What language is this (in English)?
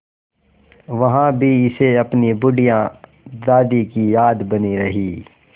Hindi